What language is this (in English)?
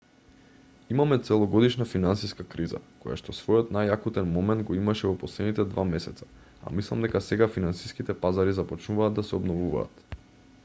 Macedonian